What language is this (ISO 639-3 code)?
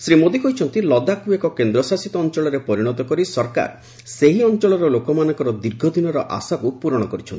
ori